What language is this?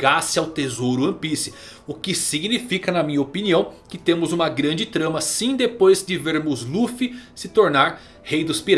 Portuguese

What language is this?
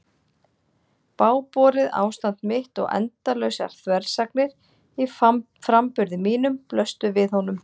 Icelandic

